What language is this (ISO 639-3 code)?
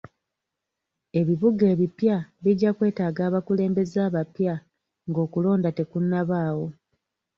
lug